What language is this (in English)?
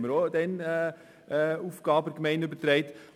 Swiss German